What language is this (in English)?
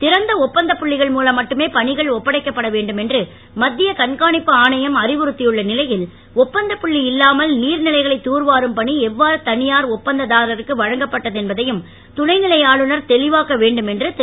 Tamil